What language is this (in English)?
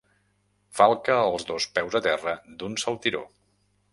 Catalan